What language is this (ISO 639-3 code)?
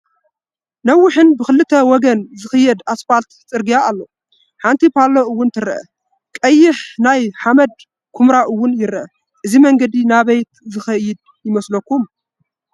tir